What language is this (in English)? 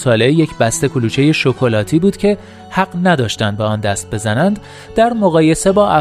Persian